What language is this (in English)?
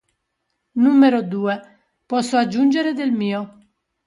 Italian